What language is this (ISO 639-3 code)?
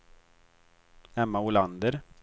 swe